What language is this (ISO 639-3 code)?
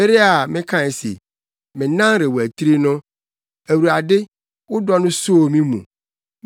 aka